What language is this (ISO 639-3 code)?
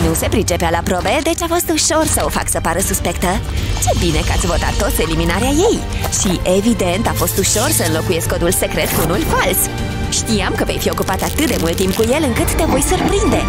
ron